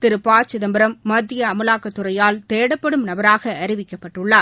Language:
Tamil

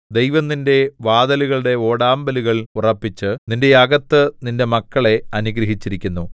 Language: Malayalam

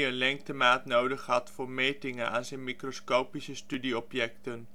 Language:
Dutch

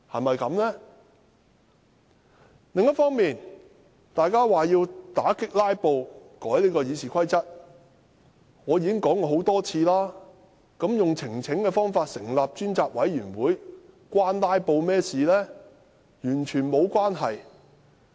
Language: Cantonese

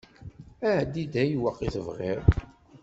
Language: Kabyle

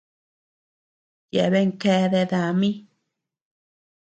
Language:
Tepeuxila Cuicatec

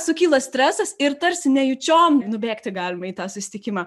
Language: Lithuanian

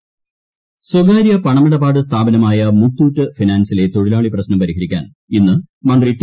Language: Malayalam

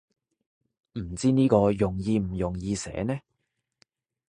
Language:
Cantonese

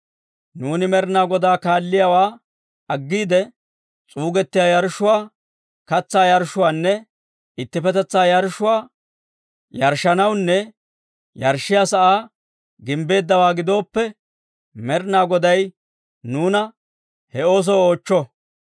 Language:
Dawro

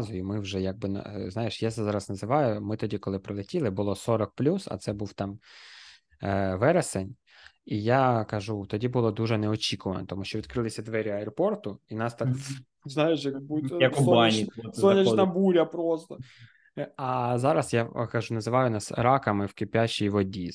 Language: Ukrainian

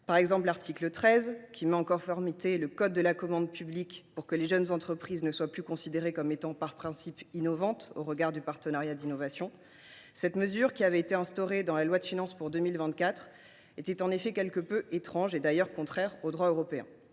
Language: French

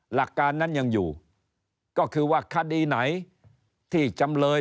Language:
Thai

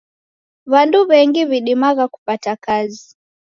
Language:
Taita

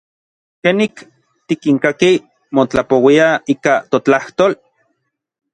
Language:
Orizaba Nahuatl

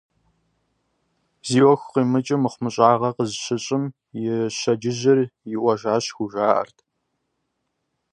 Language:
Kabardian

